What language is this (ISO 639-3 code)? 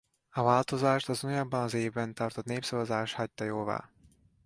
hun